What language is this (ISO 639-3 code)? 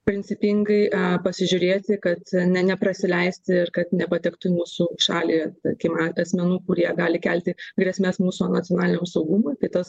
lit